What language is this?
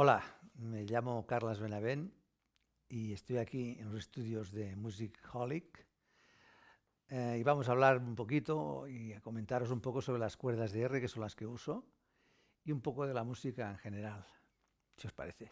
Spanish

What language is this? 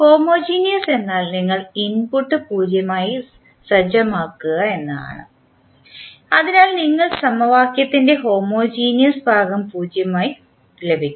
Malayalam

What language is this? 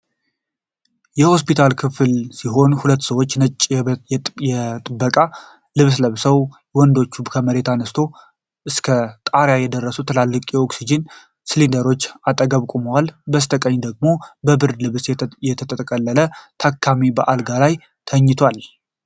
Amharic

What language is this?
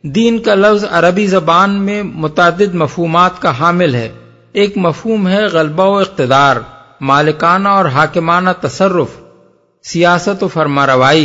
Urdu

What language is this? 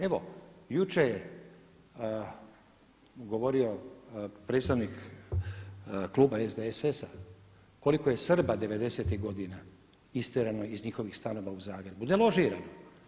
Croatian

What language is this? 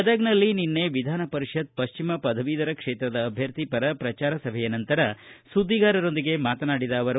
Kannada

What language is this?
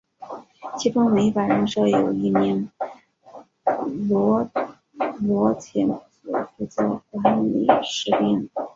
Chinese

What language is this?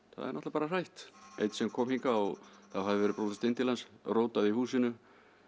Icelandic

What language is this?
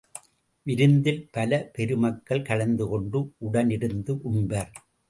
Tamil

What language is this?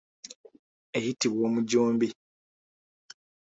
Ganda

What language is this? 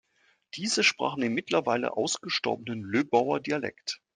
German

